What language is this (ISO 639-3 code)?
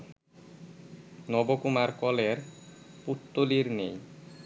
ben